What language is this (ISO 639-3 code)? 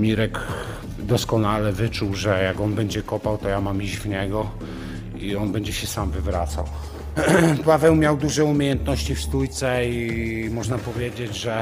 pol